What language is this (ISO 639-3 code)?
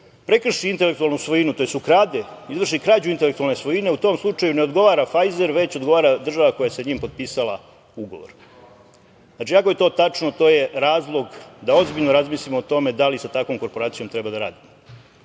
srp